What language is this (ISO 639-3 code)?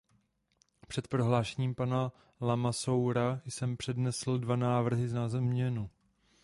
ces